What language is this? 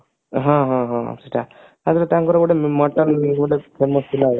Odia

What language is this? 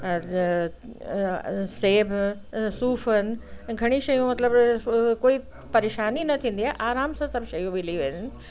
Sindhi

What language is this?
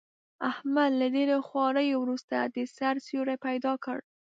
Pashto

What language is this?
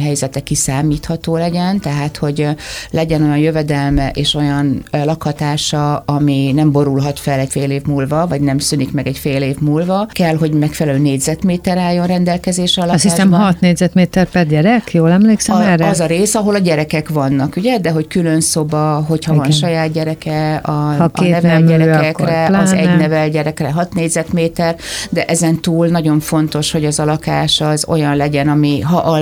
Hungarian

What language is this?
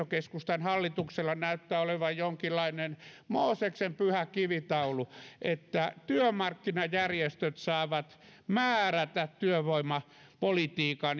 Finnish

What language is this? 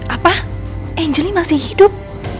Indonesian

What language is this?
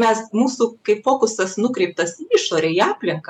Lithuanian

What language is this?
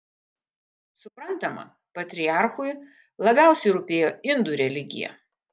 Lithuanian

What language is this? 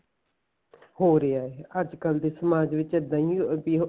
Punjabi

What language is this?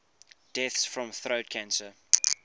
English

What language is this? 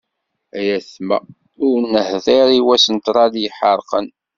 Kabyle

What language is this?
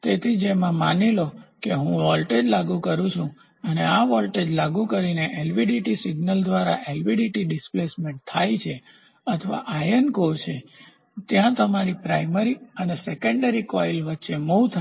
Gujarati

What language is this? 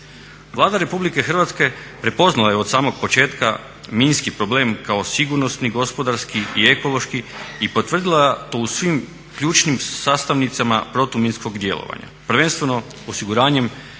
Croatian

